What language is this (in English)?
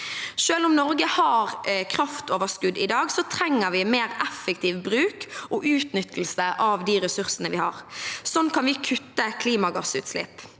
Norwegian